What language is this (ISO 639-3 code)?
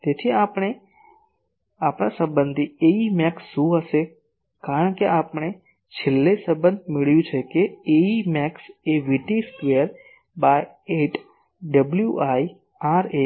guj